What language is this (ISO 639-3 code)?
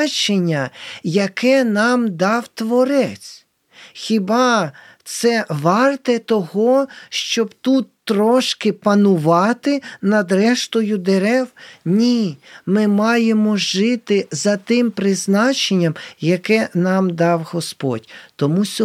ukr